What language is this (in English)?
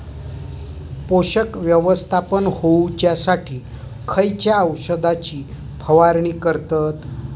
Marathi